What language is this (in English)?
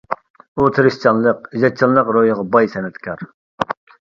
Uyghur